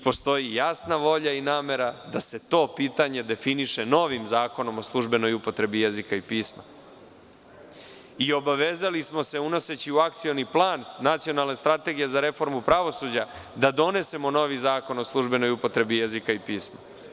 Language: Serbian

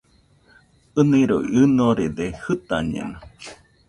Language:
Nüpode Huitoto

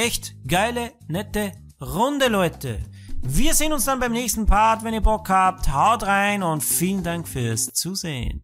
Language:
German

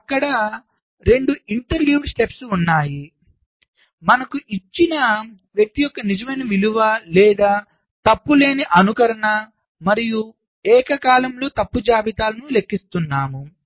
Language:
Telugu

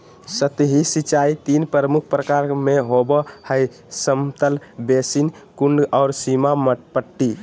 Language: Magahi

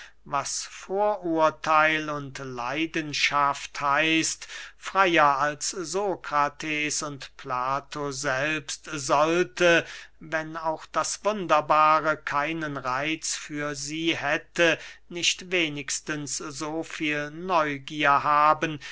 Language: German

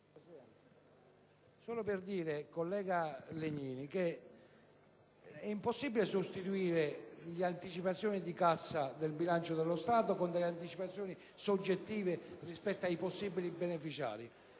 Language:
Italian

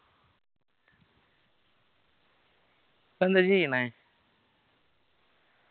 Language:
Malayalam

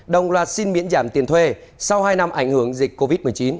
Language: Vietnamese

